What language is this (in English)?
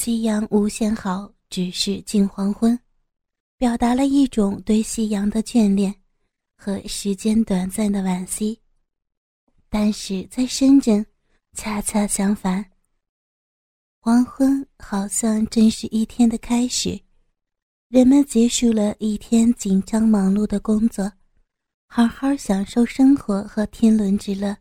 Chinese